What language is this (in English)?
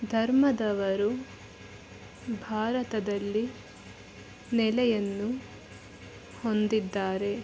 Kannada